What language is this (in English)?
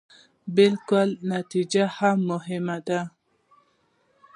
Pashto